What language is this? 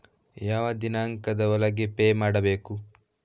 Kannada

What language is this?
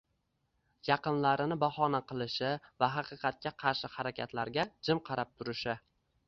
Uzbek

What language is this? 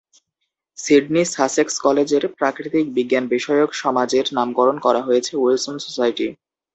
Bangla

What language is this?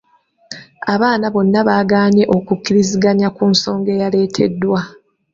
Ganda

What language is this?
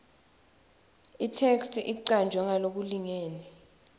Swati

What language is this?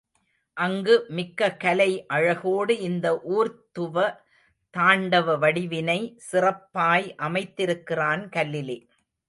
Tamil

